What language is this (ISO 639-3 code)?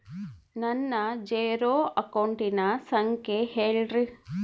kan